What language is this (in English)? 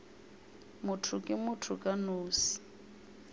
Northern Sotho